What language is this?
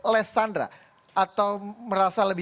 Indonesian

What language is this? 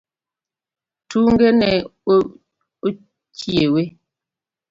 Luo (Kenya and Tanzania)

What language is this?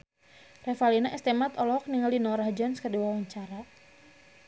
Sundanese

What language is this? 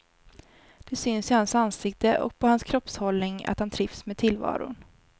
Swedish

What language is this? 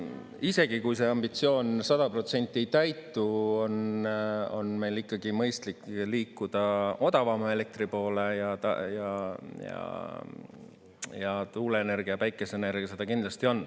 Estonian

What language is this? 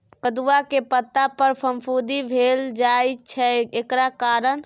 Maithili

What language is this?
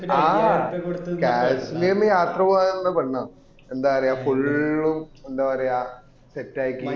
Malayalam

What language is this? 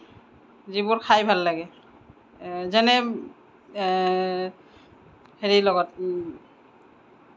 Assamese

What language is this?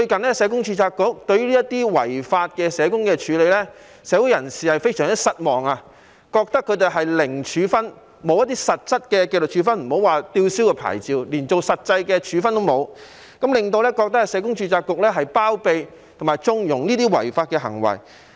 Cantonese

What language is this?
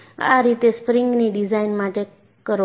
Gujarati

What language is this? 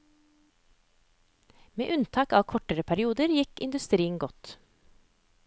Norwegian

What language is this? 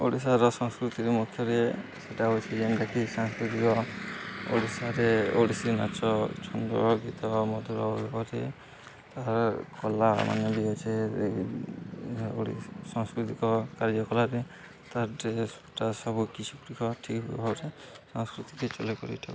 Odia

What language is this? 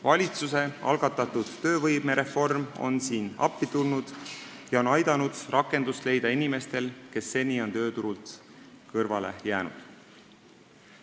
Estonian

